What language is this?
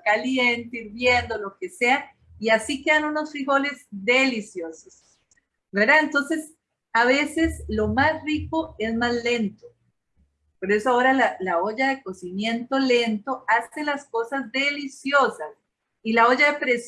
Spanish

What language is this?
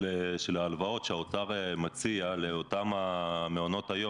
Hebrew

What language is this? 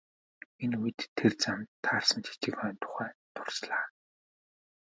Mongolian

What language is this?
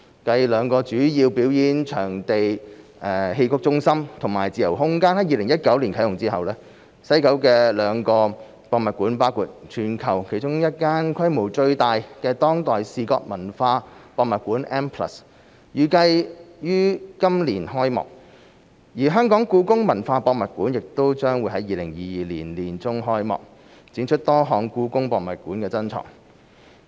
Cantonese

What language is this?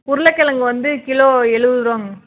Tamil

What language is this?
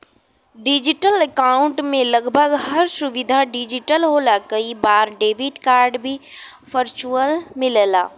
Bhojpuri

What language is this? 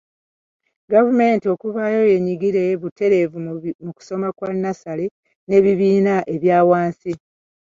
Ganda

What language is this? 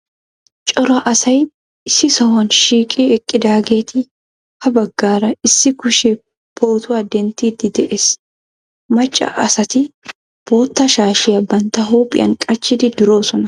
Wolaytta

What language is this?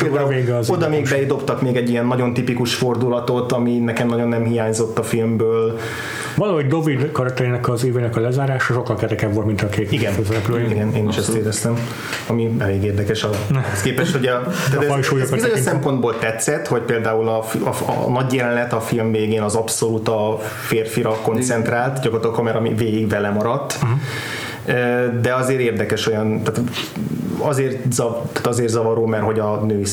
Hungarian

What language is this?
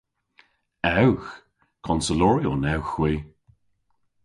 Cornish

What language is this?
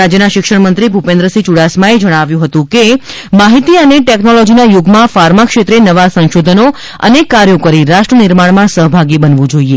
Gujarati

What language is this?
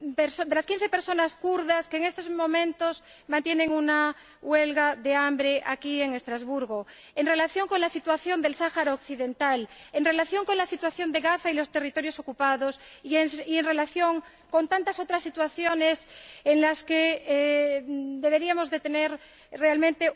Spanish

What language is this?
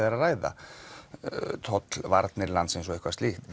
Icelandic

